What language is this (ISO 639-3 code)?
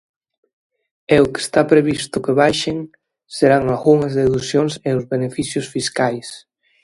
glg